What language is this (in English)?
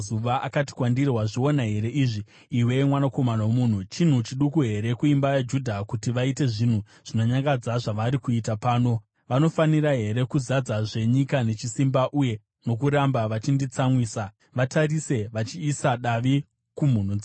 Shona